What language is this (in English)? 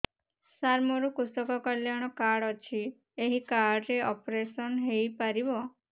Odia